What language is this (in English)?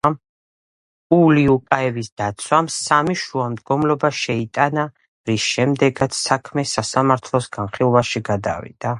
Georgian